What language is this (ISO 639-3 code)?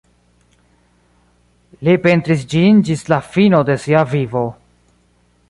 epo